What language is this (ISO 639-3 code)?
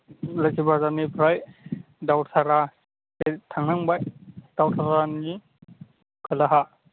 brx